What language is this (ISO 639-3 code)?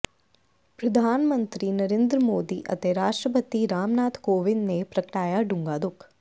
pan